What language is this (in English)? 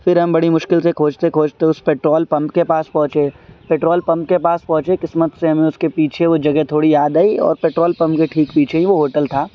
Urdu